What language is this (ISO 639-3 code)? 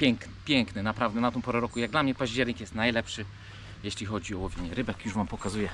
pol